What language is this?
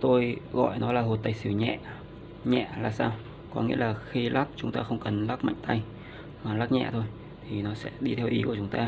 Vietnamese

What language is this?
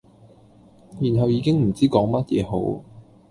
Cantonese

